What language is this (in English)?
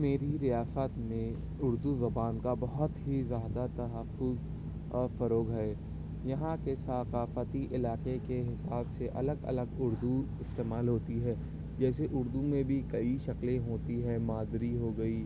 Urdu